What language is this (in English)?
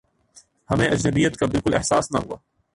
Urdu